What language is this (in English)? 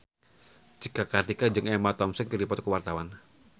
Sundanese